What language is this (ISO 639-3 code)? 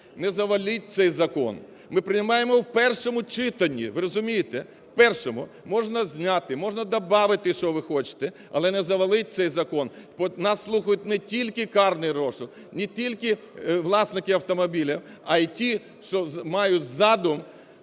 ukr